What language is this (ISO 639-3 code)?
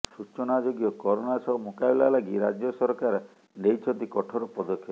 ori